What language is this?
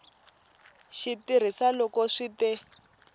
Tsonga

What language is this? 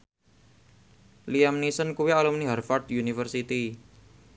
Javanese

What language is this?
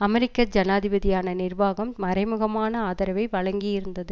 Tamil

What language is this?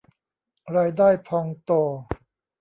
Thai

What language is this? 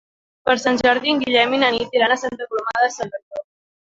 Catalan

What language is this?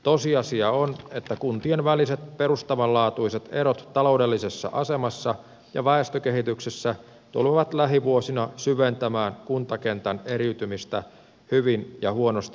Finnish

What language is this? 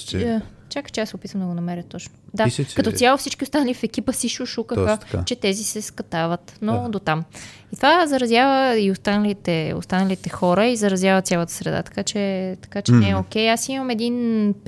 Bulgarian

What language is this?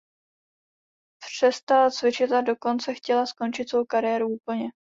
Czech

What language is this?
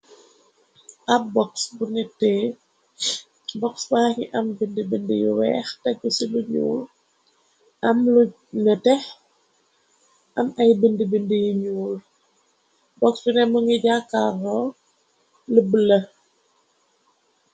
Wolof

